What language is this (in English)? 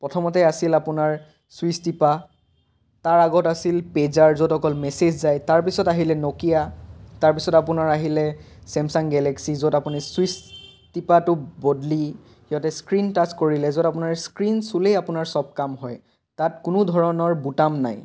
Assamese